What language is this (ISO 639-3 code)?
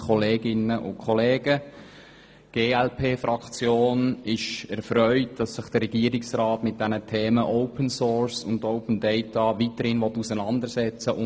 gsw